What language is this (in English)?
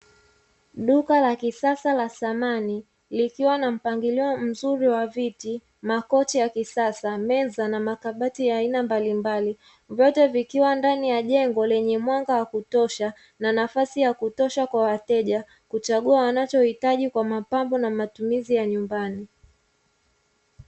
Swahili